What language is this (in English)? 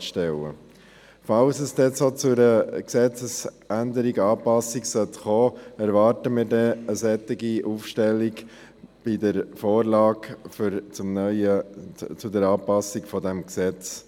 Swiss German